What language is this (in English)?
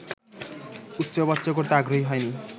Bangla